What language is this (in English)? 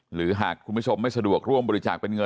Thai